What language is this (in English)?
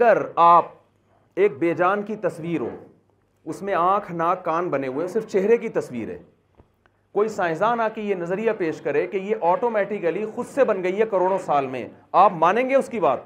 Urdu